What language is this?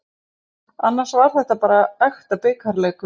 Icelandic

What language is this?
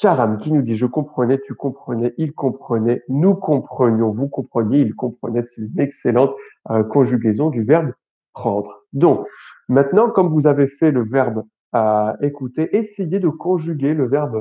French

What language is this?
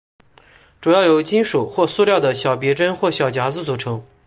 Chinese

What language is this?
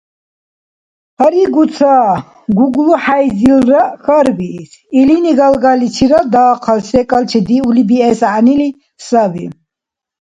Dargwa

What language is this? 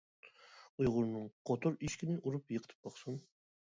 Uyghur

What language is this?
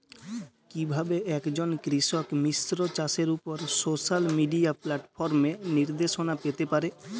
Bangla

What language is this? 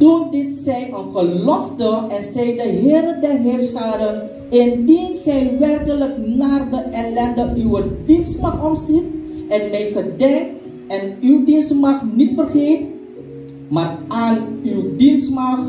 Dutch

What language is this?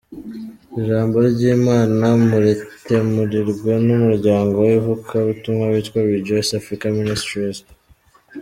Kinyarwanda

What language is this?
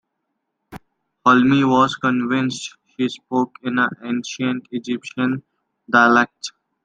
English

